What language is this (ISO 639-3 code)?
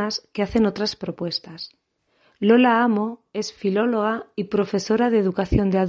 spa